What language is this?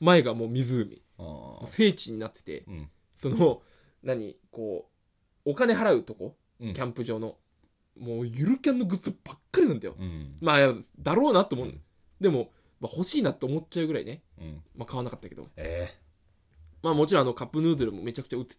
Japanese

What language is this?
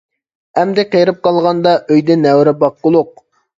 Uyghur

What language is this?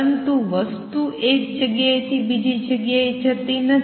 Gujarati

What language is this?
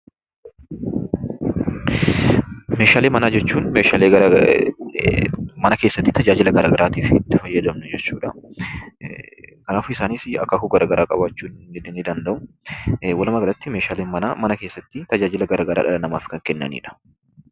Oromo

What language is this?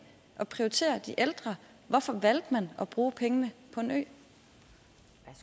Danish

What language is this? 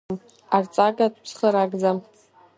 Abkhazian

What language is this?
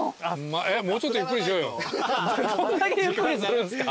Japanese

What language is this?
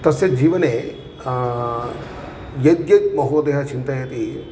Sanskrit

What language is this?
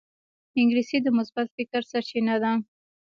Pashto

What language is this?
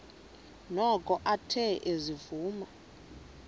Xhosa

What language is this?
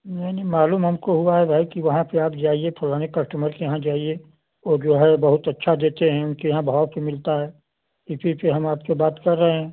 Hindi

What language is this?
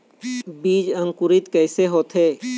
Chhattisgarhi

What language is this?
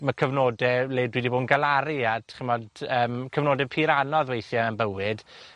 Welsh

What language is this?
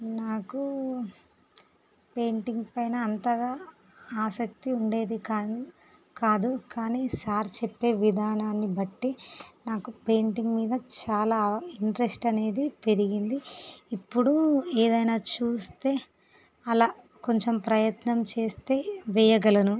Telugu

